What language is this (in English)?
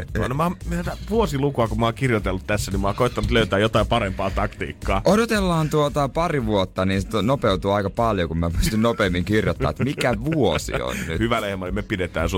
Finnish